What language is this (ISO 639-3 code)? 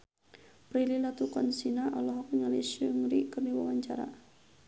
sun